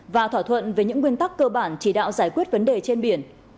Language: Vietnamese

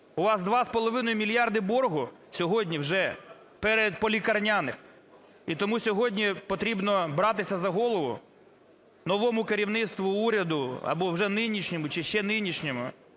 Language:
Ukrainian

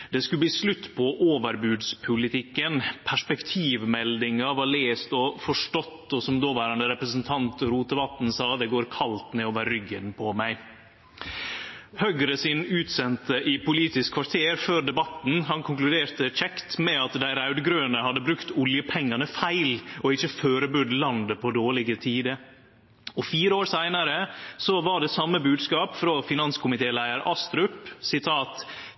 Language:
Norwegian Nynorsk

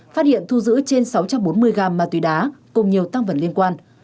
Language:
Vietnamese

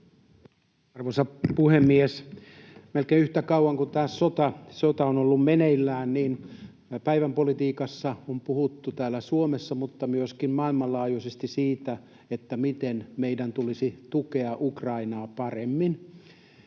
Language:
Finnish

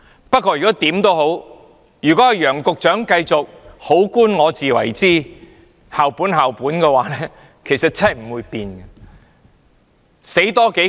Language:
Cantonese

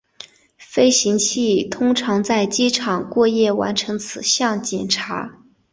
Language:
Chinese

